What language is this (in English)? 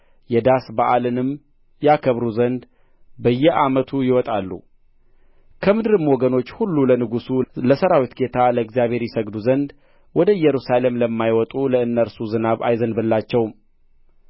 Amharic